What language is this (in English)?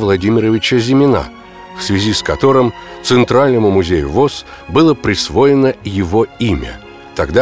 Russian